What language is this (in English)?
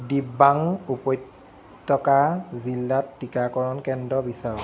Assamese